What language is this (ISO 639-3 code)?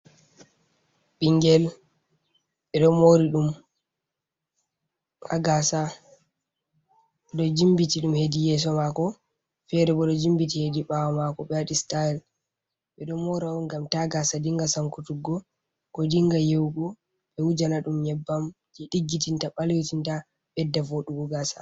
ful